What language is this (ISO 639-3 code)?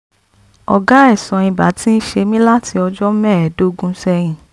yor